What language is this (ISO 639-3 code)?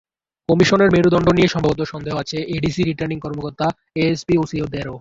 ben